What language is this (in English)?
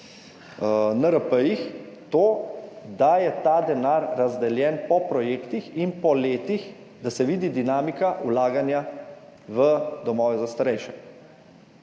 Slovenian